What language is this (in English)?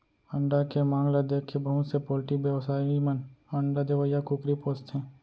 Chhattisgarhi